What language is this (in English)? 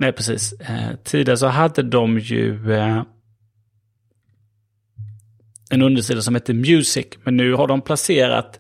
Swedish